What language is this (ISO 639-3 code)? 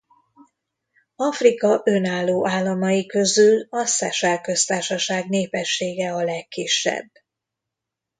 hun